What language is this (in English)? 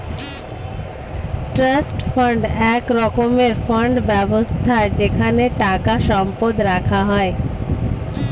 Bangla